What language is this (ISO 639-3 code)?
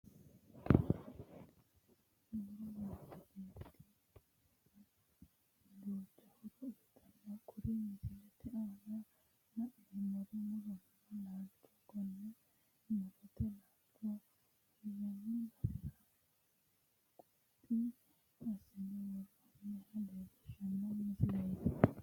sid